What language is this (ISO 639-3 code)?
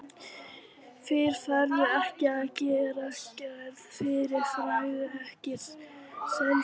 isl